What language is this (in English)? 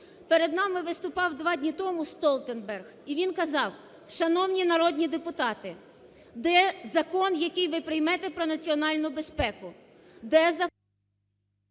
Ukrainian